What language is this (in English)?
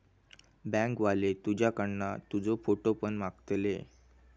Marathi